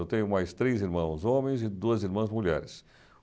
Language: Portuguese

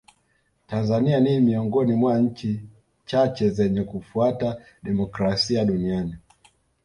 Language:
Swahili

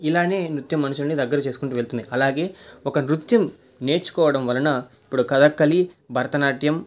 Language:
Telugu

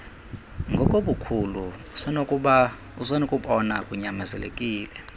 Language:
Xhosa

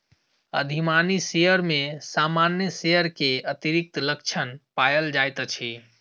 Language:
Maithili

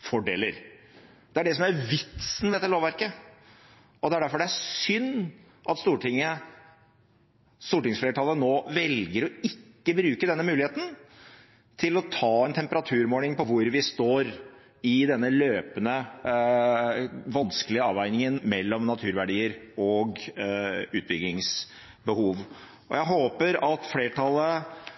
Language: Norwegian Bokmål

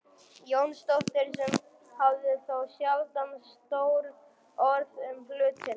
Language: Icelandic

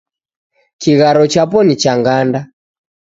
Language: Taita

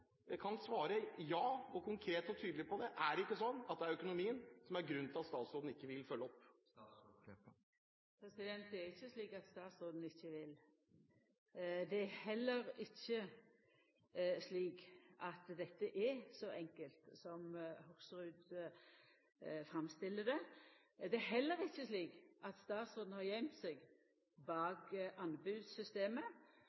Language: Norwegian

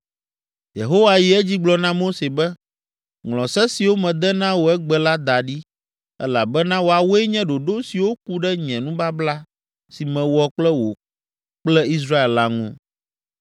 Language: Ewe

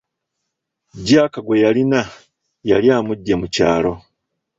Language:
Ganda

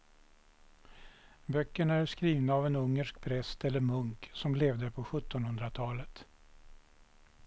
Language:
Swedish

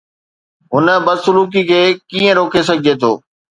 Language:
Sindhi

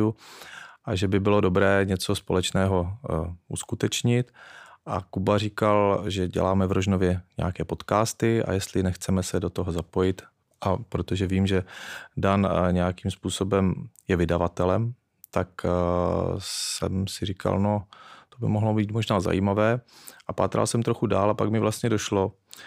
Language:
Czech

